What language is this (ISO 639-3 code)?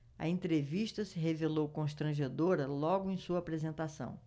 por